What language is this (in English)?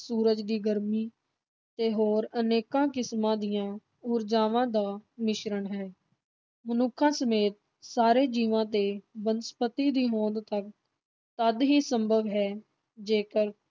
Punjabi